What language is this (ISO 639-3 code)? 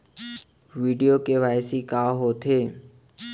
hne